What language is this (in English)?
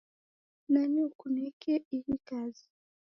Taita